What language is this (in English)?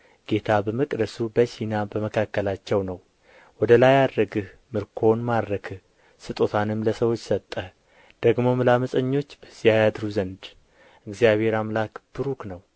Amharic